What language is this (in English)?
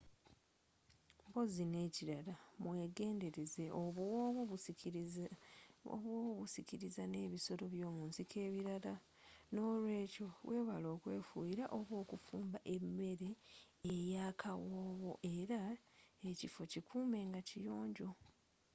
Ganda